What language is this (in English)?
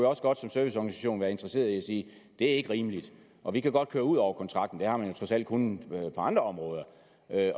Danish